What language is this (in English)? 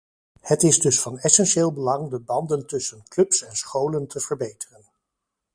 Dutch